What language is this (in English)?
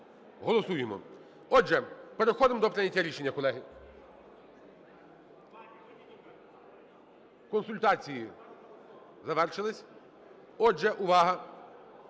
Ukrainian